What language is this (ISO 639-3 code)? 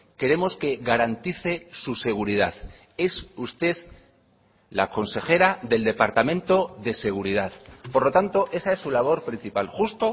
spa